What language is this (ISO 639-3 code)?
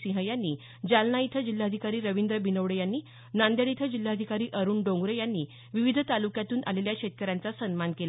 mar